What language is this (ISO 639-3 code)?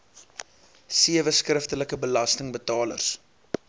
afr